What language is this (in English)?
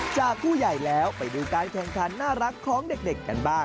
Thai